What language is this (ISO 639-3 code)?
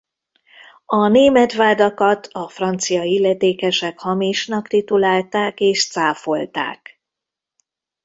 hun